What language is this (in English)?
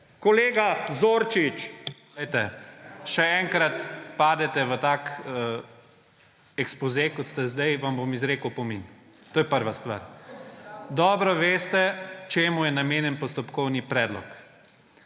Slovenian